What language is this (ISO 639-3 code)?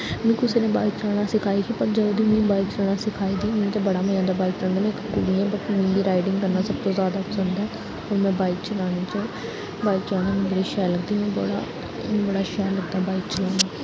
doi